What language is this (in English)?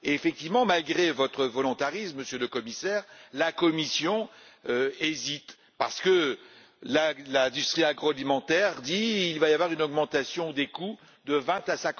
French